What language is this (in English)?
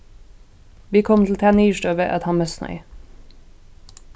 Faroese